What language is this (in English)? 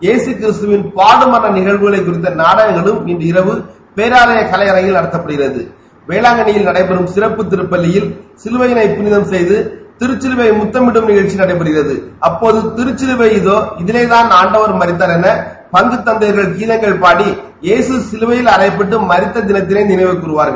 Tamil